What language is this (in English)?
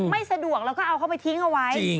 Thai